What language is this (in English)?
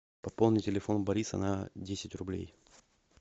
Russian